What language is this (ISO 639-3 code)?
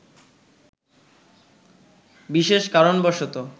ben